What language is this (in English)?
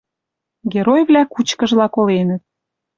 Western Mari